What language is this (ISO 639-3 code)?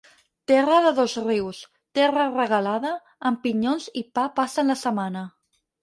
cat